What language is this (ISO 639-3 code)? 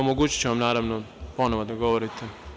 srp